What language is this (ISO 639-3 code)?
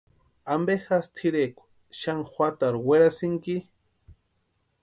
pua